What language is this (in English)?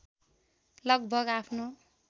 Nepali